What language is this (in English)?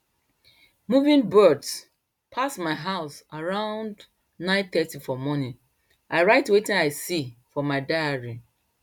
Nigerian Pidgin